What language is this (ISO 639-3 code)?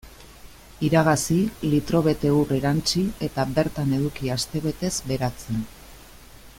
eus